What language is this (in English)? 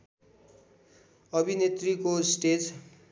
Nepali